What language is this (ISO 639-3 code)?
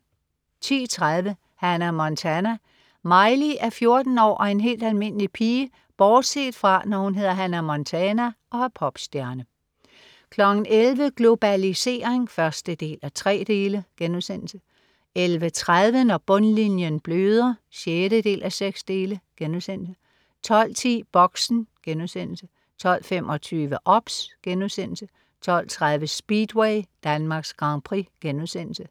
dan